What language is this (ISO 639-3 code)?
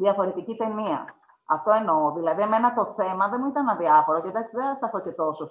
ell